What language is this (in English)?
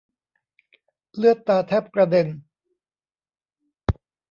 Thai